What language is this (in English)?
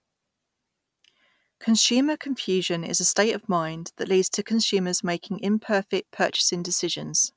English